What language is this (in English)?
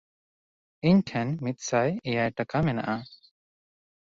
Santali